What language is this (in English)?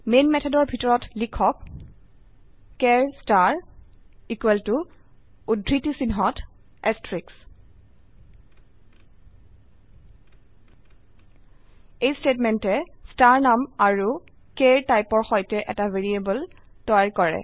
Assamese